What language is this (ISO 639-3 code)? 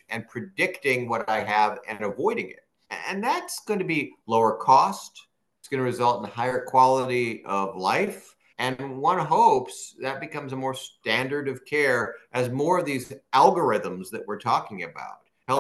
eng